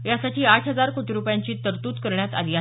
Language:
Marathi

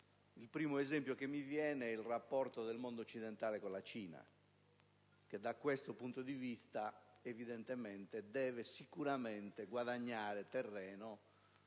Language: Italian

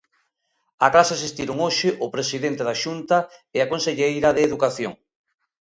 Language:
Galician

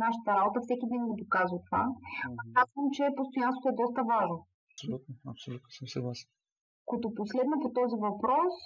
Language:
Bulgarian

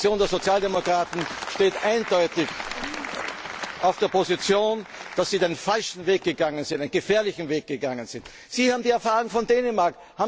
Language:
German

